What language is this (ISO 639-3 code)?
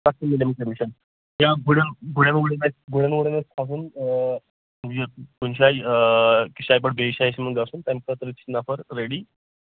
kas